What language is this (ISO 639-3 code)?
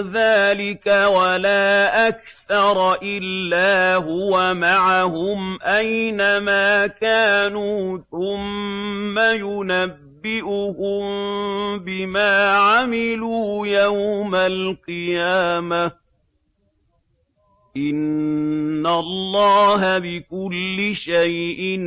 ara